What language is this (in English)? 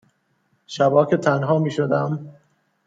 Persian